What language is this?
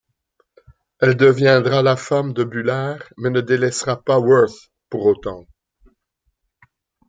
French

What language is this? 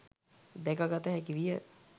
Sinhala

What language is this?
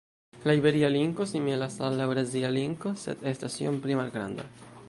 Esperanto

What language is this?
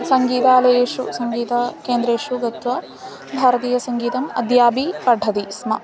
Sanskrit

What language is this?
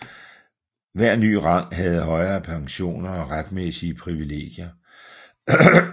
Danish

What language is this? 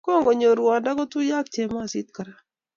Kalenjin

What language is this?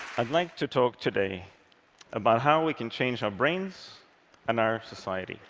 English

